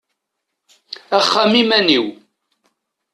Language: Kabyle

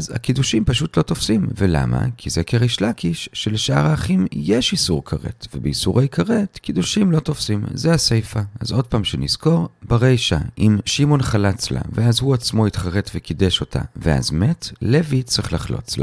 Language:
Hebrew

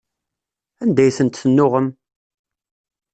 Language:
Kabyle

